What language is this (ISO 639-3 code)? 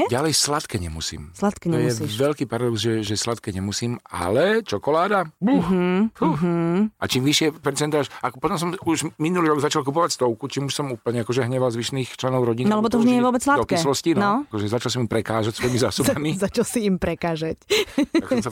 slk